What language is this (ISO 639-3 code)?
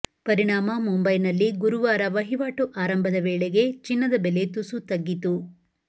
kan